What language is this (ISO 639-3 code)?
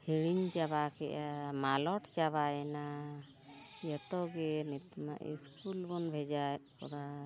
sat